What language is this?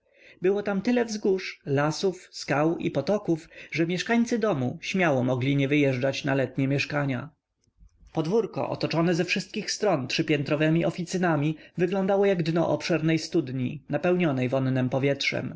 Polish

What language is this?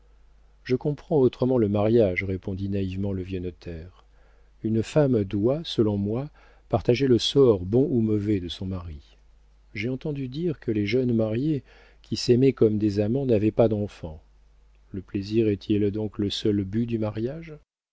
French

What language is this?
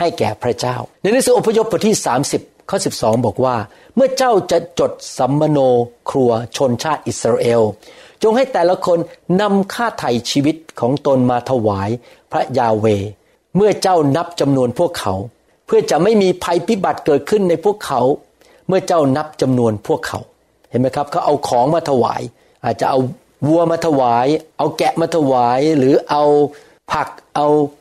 Thai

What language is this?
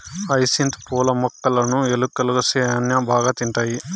Telugu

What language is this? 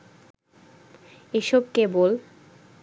Bangla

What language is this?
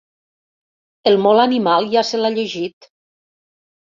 Catalan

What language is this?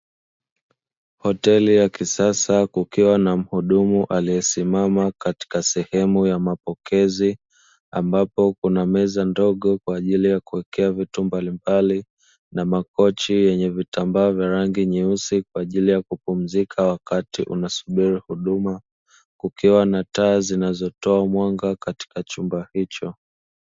Swahili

